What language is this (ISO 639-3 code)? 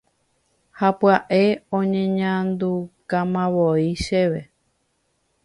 grn